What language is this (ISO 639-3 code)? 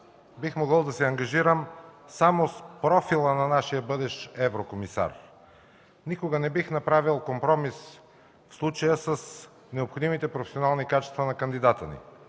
bul